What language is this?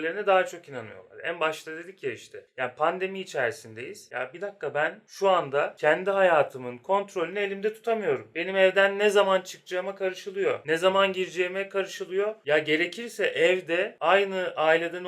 Turkish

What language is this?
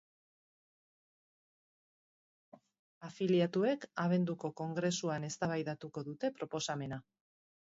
Basque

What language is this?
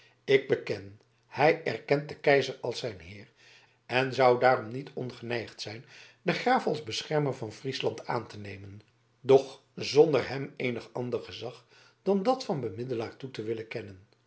Dutch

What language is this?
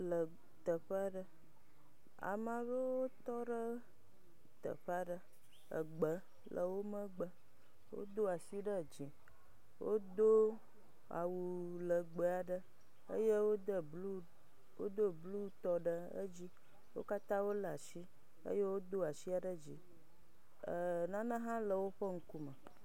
Ewe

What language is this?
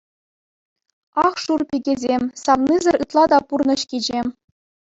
Chuvash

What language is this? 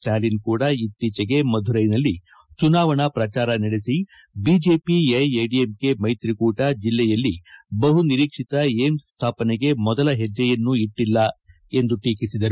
Kannada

